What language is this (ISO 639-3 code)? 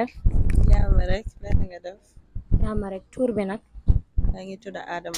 ind